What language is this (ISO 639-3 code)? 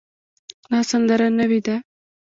pus